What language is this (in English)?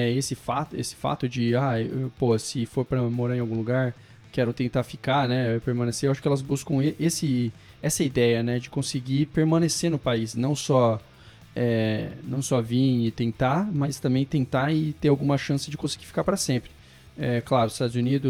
Portuguese